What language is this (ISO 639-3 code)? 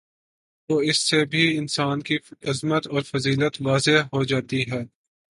urd